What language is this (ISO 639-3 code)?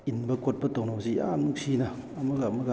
mni